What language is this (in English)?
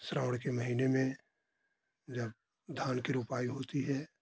Hindi